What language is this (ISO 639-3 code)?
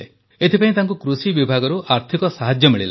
ori